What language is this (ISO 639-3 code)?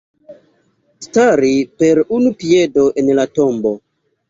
epo